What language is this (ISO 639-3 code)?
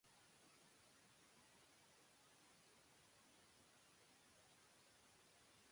ben